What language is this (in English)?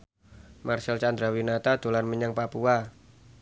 Javanese